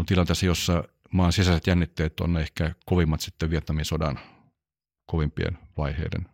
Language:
Finnish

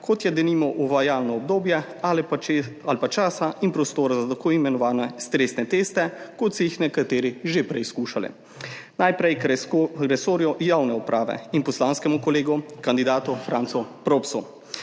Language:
Slovenian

